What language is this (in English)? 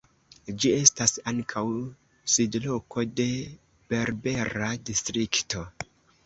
Esperanto